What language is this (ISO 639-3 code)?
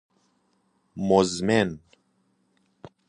fas